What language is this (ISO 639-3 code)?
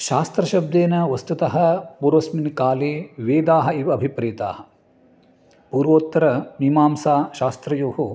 san